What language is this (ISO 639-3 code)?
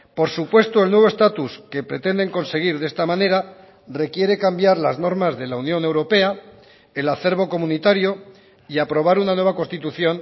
spa